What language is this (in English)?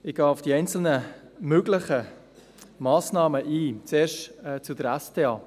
Swiss German